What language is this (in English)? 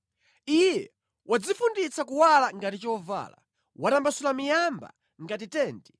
Nyanja